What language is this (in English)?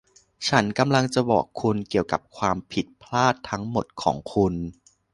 Thai